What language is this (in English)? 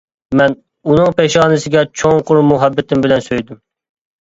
Uyghur